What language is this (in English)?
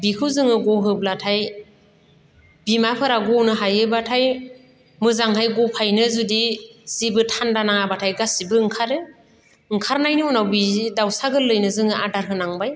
Bodo